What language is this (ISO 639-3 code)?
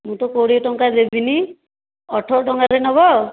ori